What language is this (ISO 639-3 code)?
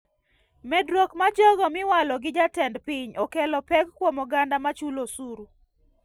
luo